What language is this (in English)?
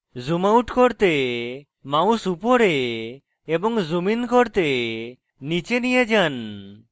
Bangla